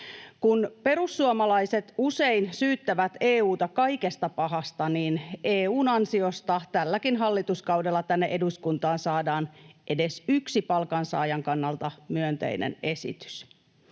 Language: Finnish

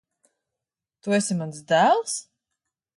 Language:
Latvian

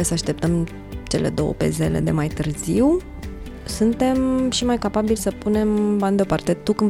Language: Romanian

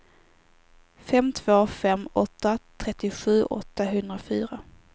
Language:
Swedish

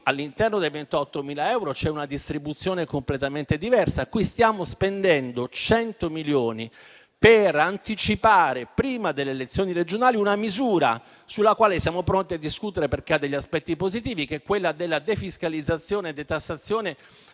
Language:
Italian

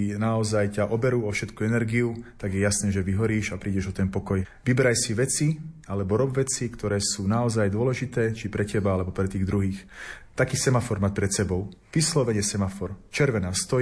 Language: Slovak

